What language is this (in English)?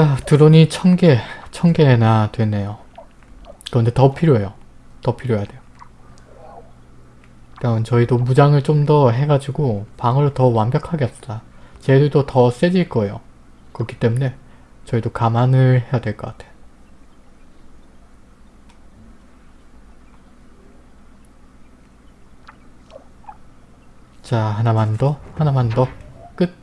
Korean